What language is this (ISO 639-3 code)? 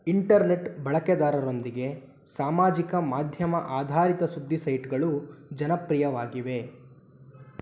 kan